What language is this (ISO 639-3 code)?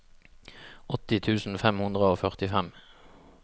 nor